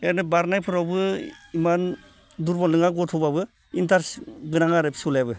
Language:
Bodo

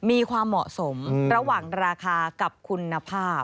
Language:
Thai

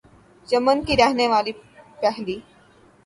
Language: Urdu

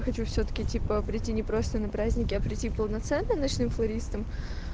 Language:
Russian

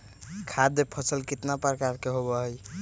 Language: Magahi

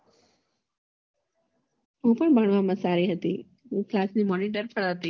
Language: Gujarati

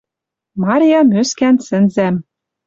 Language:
Western Mari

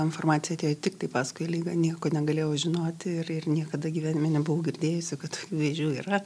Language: Lithuanian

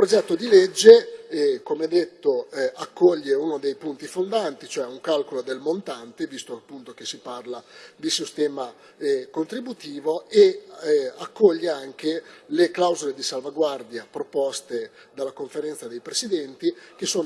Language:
Italian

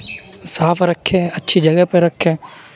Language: Urdu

